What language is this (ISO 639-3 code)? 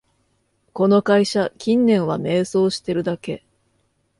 jpn